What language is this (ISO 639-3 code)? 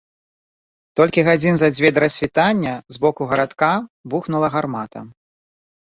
bel